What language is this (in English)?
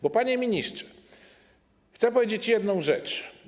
Polish